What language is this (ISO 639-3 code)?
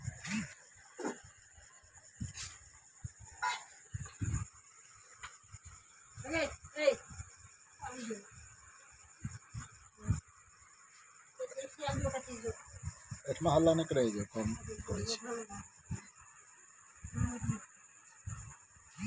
mai